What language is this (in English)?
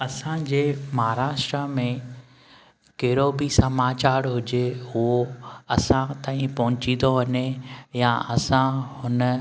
Sindhi